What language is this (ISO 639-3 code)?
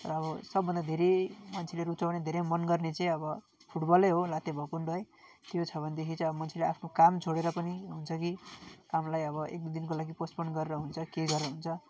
nep